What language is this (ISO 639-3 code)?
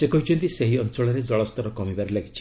ori